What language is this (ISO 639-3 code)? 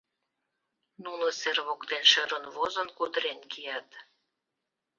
chm